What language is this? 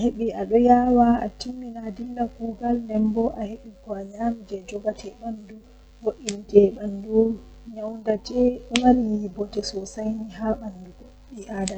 Western Niger Fulfulde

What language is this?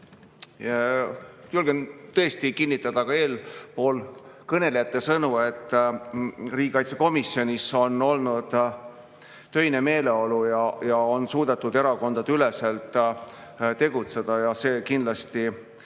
Estonian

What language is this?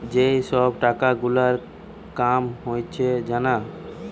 Bangla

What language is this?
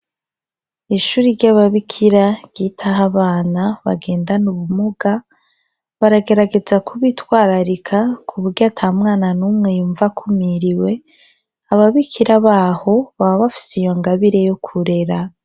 Rundi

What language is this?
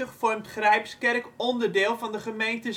Dutch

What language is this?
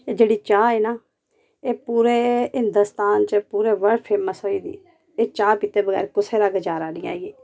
Dogri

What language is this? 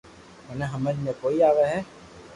Loarki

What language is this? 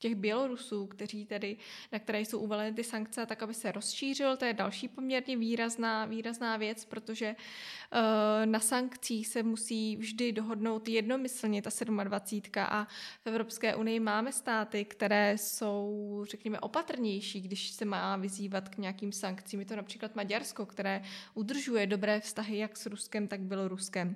Czech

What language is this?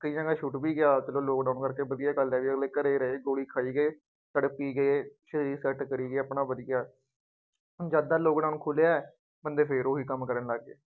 Punjabi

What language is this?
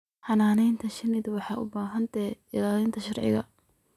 Somali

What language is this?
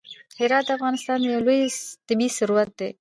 Pashto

